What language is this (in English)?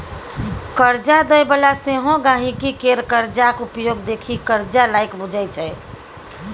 Maithili